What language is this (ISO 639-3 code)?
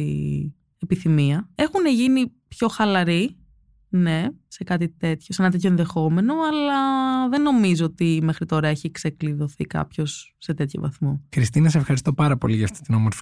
ell